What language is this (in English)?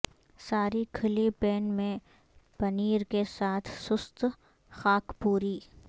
Urdu